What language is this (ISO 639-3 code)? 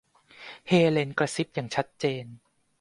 tha